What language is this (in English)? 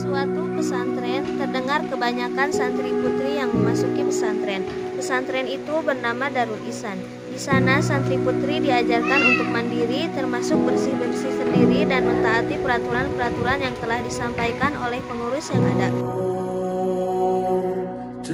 Indonesian